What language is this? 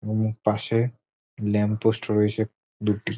Bangla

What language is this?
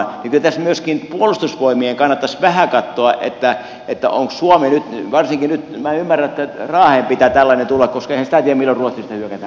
Finnish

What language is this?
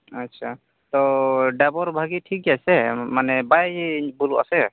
Santali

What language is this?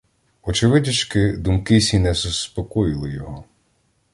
Ukrainian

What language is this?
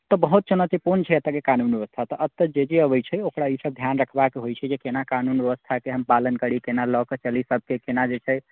Maithili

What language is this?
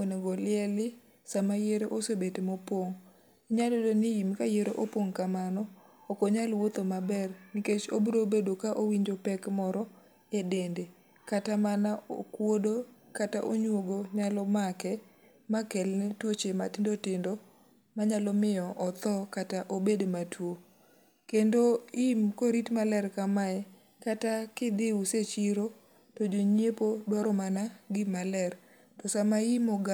Luo (Kenya and Tanzania)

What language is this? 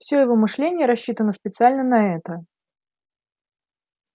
Russian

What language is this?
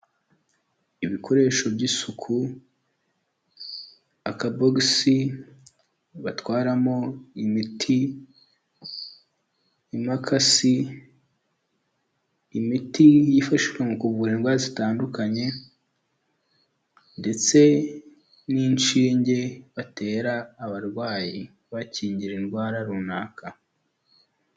Kinyarwanda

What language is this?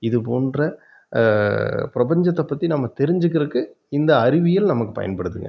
Tamil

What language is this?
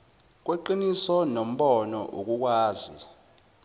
Zulu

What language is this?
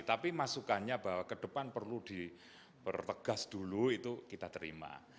Indonesian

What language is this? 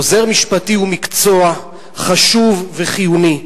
Hebrew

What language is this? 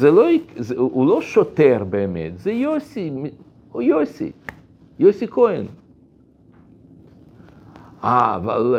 Hebrew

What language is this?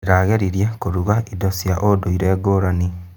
Kikuyu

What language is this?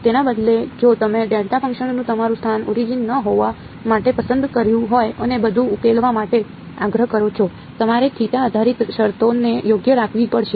Gujarati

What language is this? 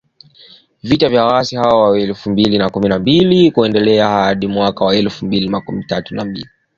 Swahili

